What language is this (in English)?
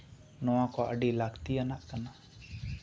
Santali